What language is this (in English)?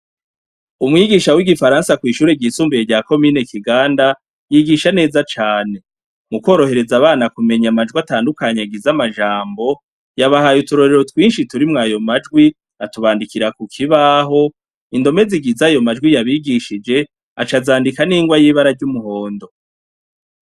Rundi